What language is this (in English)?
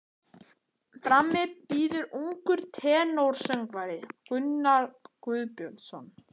Icelandic